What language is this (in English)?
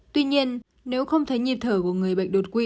Vietnamese